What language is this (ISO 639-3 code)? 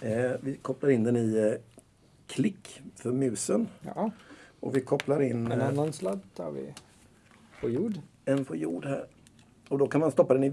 swe